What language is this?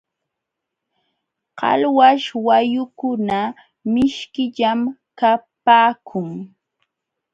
Jauja Wanca Quechua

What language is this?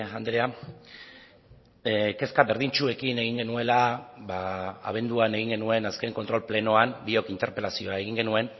Basque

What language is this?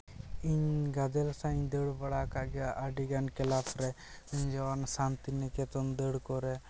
Santali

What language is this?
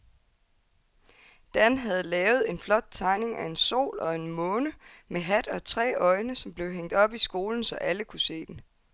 Danish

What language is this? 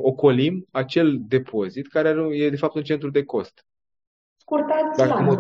Romanian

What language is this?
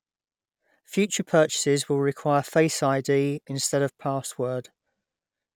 English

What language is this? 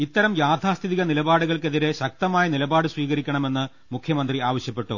Malayalam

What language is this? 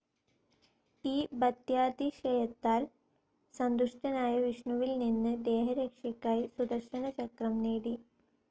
Malayalam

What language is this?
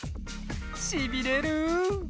Japanese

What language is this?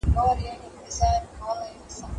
Pashto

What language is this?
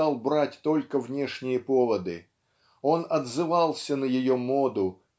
Russian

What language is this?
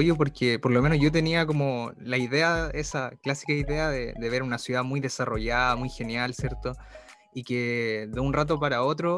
Spanish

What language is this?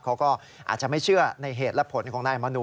Thai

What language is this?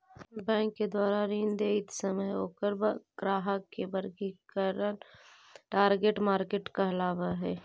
Magahi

